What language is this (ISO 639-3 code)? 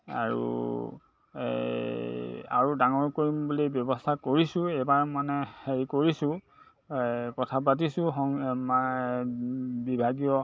asm